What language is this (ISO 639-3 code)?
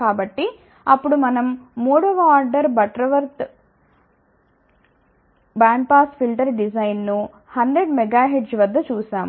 tel